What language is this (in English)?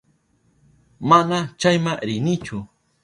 Southern Pastaza Quechua